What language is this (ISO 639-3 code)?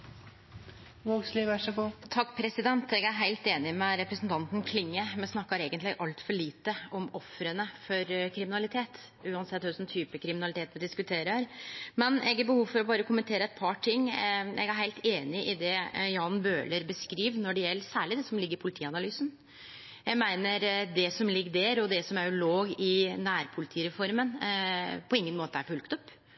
nno